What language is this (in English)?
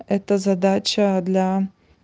Russian